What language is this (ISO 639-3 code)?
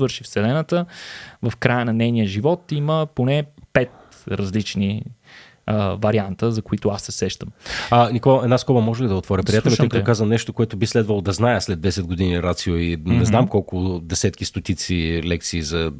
bul